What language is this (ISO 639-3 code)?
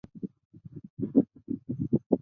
zho